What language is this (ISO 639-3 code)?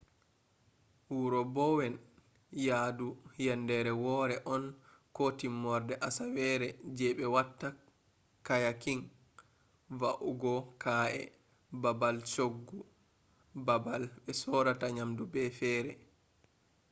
ful